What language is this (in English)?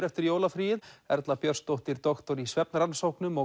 Icelandic